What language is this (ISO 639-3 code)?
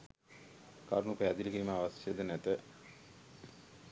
sin